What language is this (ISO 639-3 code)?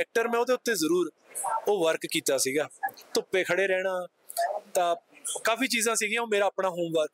pan